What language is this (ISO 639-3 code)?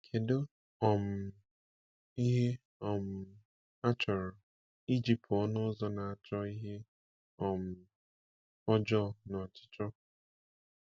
ibo